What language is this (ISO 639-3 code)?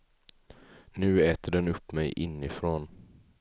swe